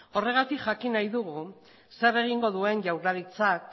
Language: Basque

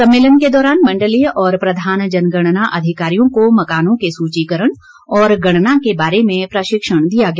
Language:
Hindi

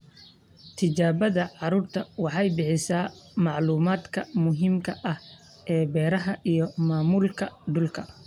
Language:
Somali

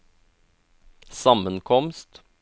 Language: Norwegian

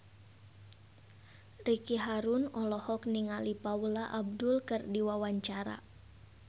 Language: Sundanese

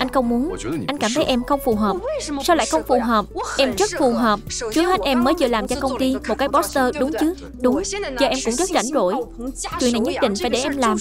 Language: Vietnamese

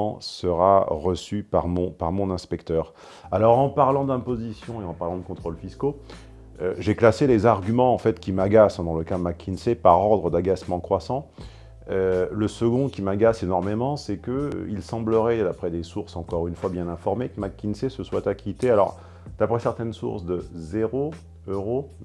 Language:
French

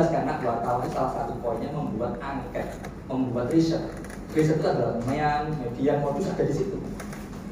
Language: Indonesian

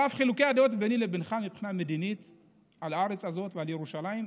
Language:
Hebrew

